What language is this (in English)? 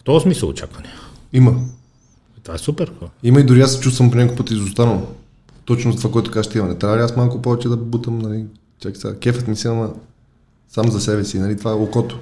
Bulgarian